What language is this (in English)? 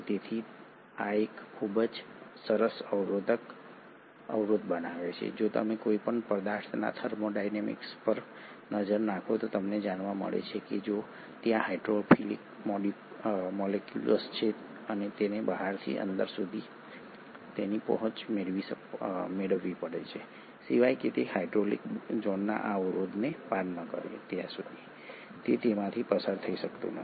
Gujarati